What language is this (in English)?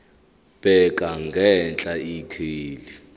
Zulu